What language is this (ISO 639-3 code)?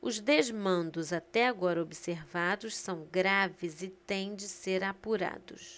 por